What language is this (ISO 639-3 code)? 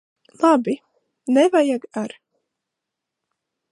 lav